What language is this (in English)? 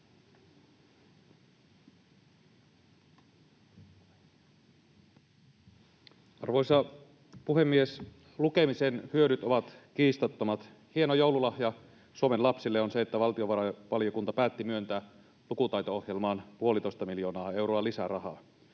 Finnish